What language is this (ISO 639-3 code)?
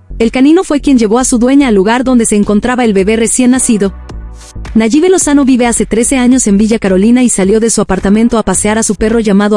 spa